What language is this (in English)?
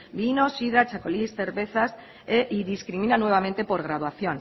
Spanish